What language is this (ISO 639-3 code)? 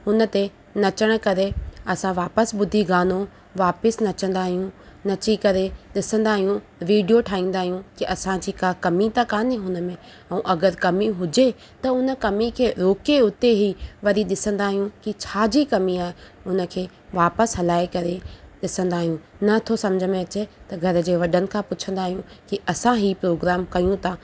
snd